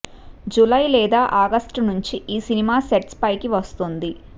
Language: Telugu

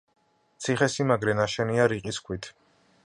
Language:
Georgian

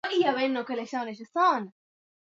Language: Swahili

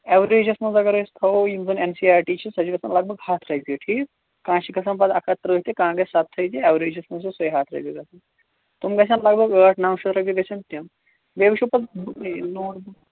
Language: Kashmiri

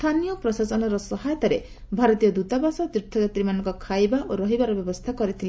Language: Odia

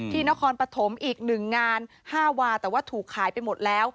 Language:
Thai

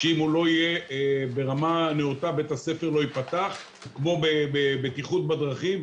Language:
Hebrew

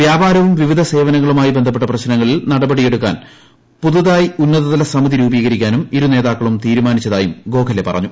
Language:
Malayalam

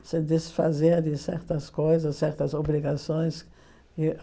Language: Portuguese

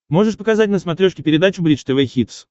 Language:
Russian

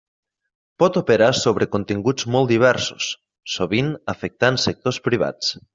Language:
Catalan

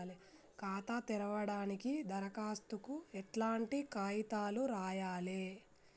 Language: Telugu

